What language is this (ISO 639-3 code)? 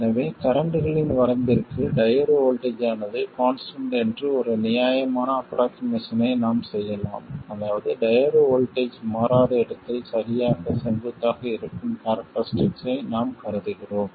tam